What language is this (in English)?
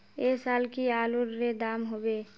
Magahi